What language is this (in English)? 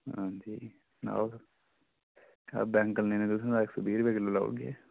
Dogri